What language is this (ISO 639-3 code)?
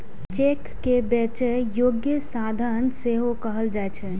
mai